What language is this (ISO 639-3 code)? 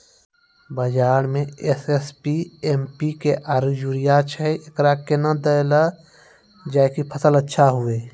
mai